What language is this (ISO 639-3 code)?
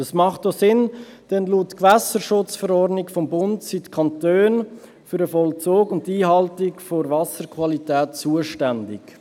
gsw